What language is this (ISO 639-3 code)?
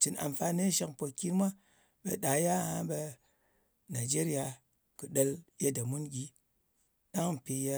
anc